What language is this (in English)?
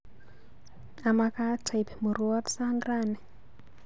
Kalenjin